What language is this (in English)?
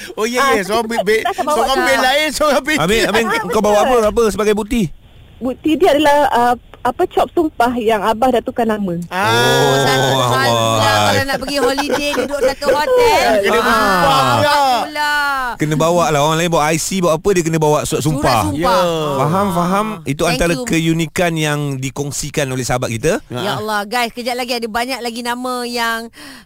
Malay